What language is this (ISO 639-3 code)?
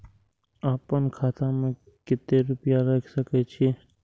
mai